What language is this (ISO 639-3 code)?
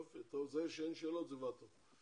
heb